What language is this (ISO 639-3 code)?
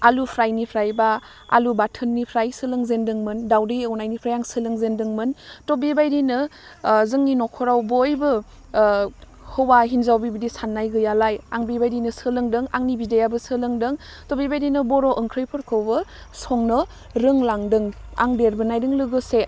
brx